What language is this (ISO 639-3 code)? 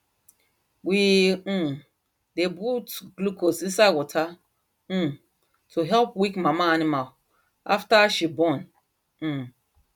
pcm